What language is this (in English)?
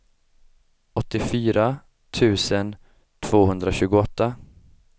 Swedish